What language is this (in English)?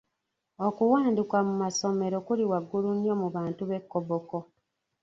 Ganda